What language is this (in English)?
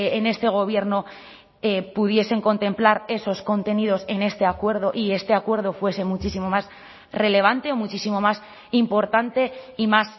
Spanish